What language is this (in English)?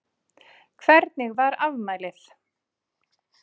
Icelandic